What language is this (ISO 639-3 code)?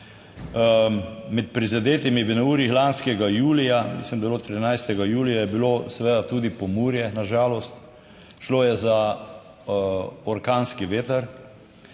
slv